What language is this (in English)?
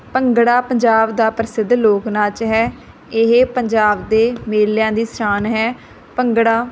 Punjabi